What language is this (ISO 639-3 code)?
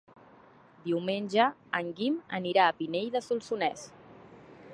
cat